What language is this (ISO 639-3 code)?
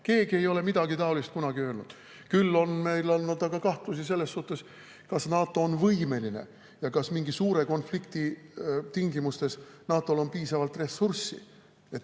est